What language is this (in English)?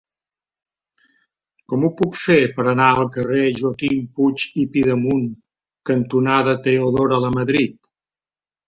Catalan